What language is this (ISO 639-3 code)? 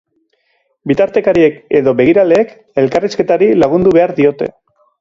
eus